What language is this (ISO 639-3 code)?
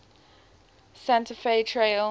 eng